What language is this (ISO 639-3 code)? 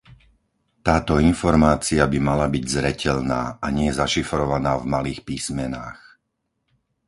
slk